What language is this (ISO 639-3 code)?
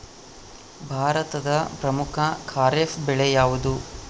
kan